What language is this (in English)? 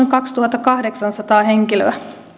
Finnish